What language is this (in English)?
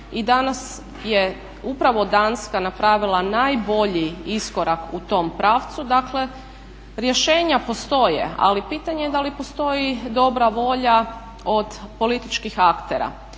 Croatian